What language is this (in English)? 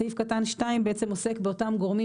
Hebrew